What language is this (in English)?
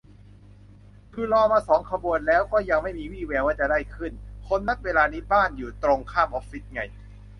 Thai